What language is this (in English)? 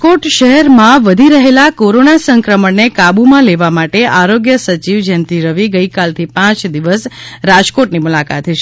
Gujarati